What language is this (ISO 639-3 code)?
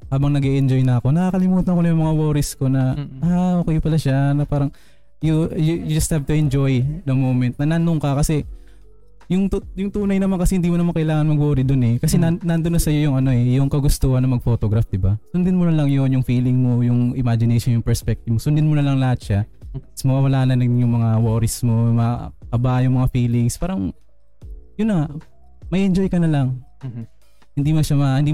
fil